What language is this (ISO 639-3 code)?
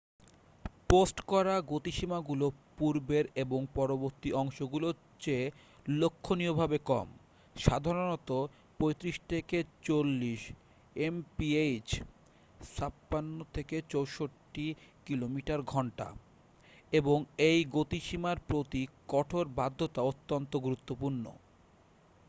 ben